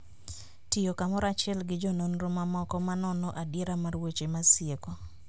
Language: Luo (Kenya and Tanzania)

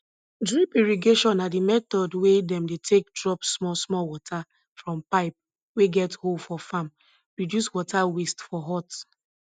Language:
Nigerian Pidgin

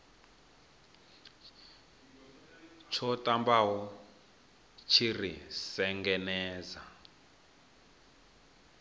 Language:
Venda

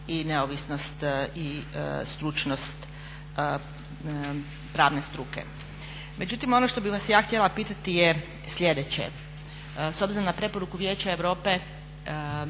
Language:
Croatian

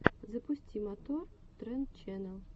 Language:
Russian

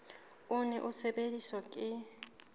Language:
Southern Sotho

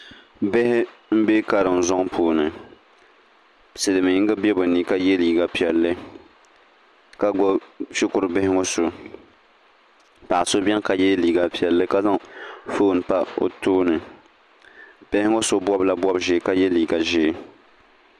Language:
Dagbani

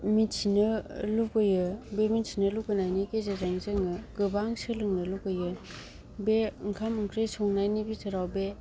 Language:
Bodo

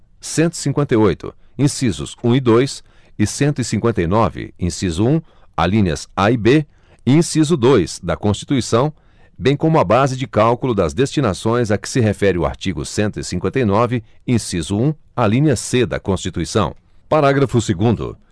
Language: Portuguese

